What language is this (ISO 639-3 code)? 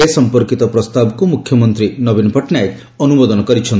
ori